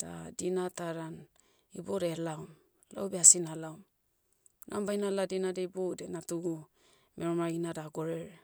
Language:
Motu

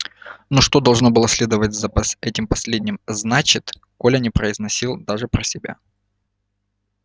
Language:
Russian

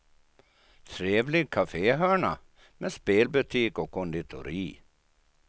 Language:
Swedish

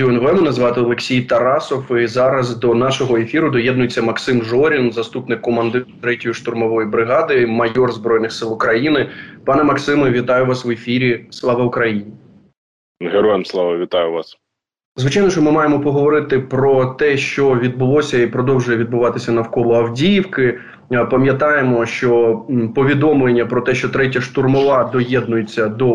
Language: Ukrainian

